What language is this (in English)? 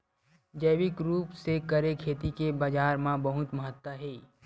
Chhattisgarhi